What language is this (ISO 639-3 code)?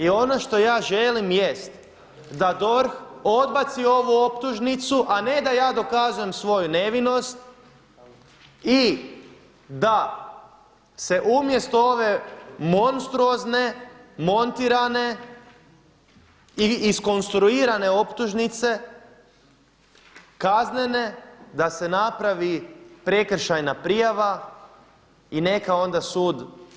hrv